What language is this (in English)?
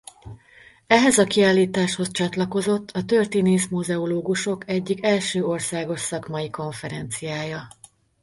Hungarian